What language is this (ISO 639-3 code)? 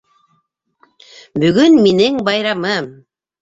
bak